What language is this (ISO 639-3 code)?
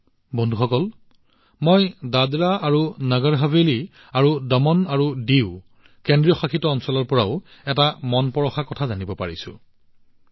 asm